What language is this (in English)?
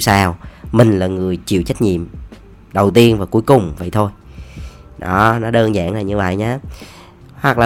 Vietnamese